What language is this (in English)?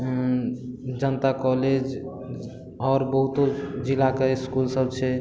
Maithili